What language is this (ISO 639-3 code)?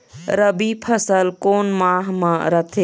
hne